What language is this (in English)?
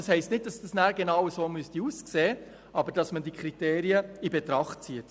Swiss German